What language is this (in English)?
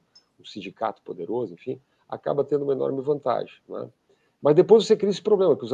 Portuguese